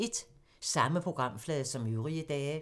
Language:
Danish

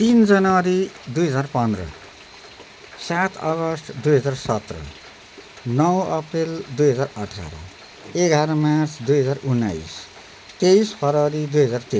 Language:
Nepali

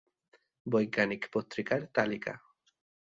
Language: Bangla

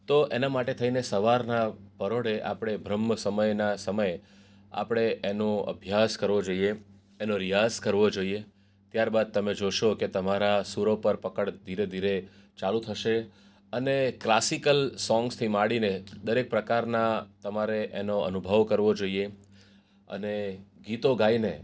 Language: Gujarati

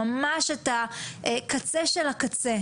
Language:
Hebrew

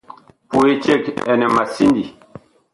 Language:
Bakoko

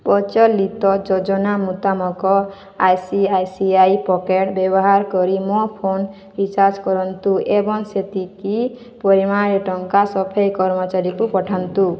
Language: Odia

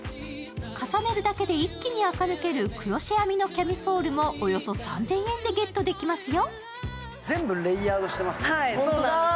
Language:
Japanese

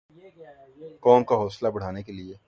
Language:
Urdu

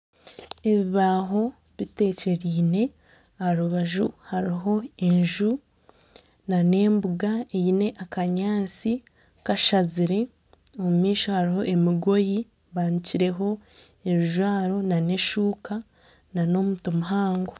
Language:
Nyankole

